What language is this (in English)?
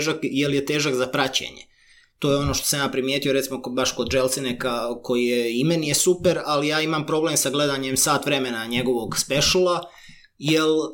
Croatian